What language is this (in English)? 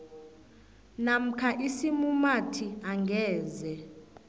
South Ndebele